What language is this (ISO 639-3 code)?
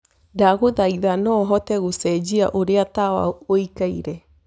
kik